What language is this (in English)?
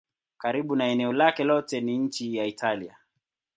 Swahili